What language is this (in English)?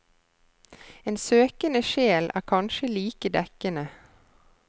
Norwegian